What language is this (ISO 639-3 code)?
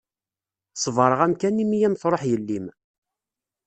kab